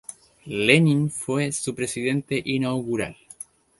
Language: Spanish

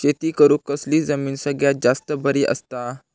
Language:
Marathi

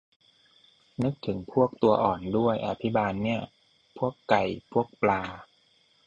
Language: Thai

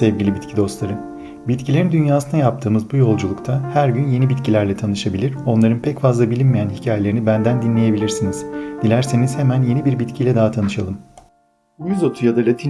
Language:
Turkish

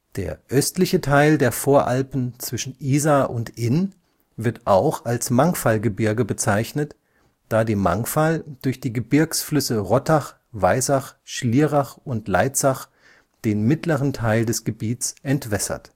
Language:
German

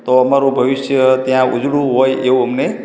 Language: Gujarati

